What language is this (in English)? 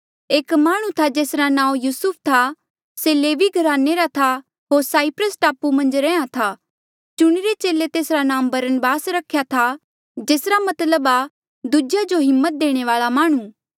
Mandeali